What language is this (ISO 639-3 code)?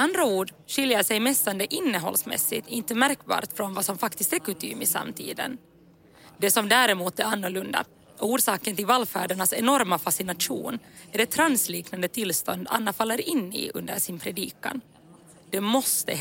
swe